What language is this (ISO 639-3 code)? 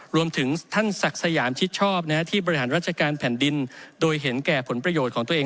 tha